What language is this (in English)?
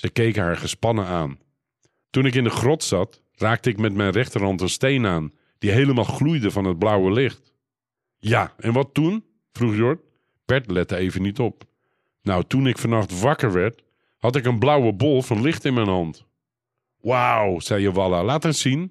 Dutch